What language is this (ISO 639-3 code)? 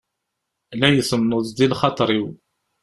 kab